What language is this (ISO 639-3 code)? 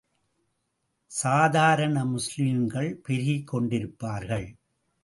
tam